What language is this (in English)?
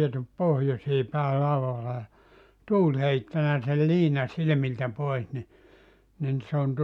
Finnish